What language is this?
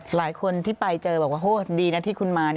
Thai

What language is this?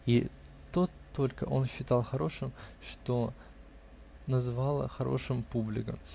Russian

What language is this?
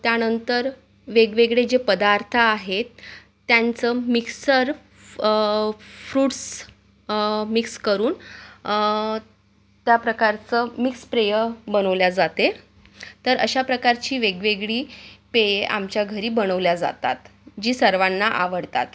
Marathi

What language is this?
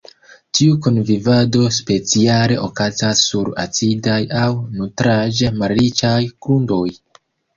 Esperanto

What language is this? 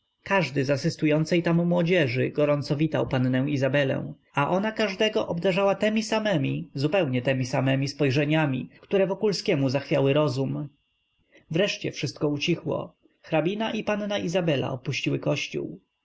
Polish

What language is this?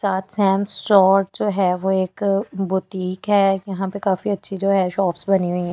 Hindi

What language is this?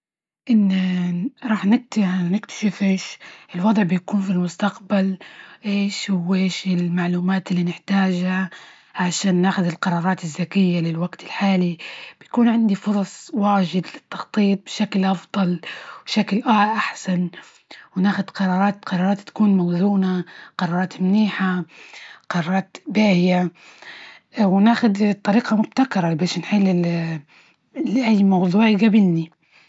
Libyan Arabic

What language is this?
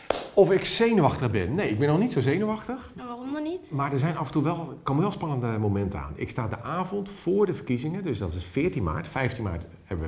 Dutch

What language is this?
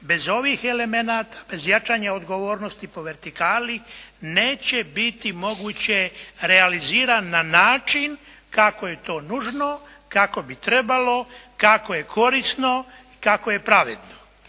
Croatian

